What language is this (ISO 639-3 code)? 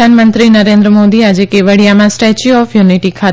guj